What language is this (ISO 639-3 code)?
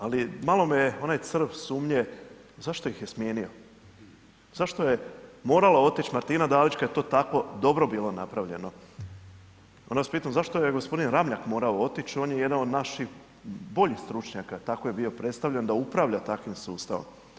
hrv